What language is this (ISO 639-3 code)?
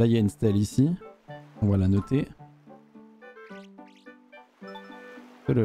fra